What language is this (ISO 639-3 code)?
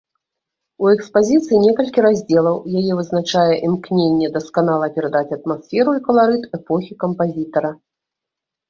bel